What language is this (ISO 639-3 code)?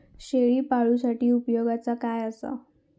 mar